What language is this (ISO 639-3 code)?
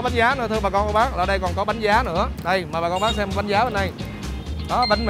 vie